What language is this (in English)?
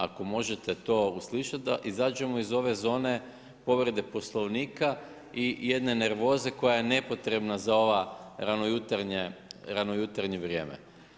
Croatian